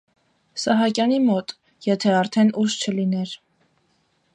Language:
Armenian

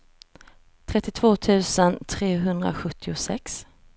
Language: Swedish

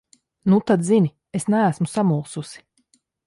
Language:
Latvian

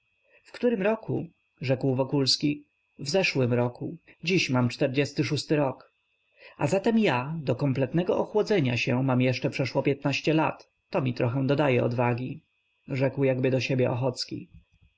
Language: Polish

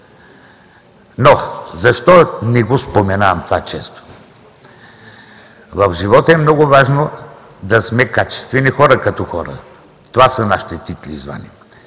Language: Bulgarian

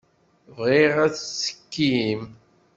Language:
Kabyle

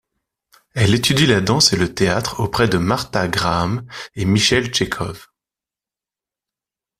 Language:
French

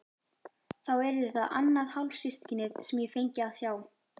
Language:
Icelandic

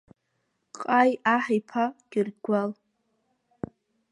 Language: Abkhazian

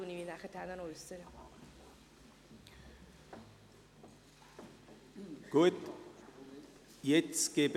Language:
Swiss German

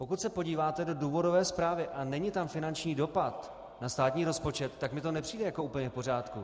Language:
Czech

